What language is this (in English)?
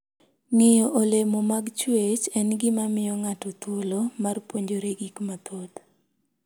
Luo (Kenya and Tanzania)